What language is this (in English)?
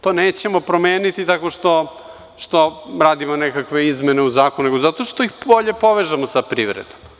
Serbian